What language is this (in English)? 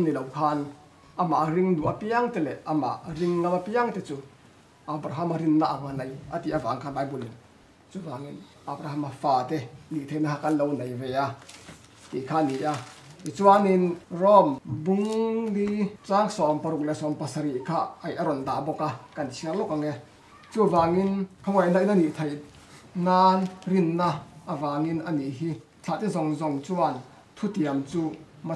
Thai